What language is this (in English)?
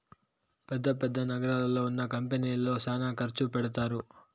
Telugu